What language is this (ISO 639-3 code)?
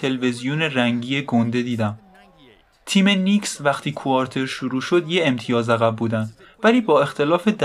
fas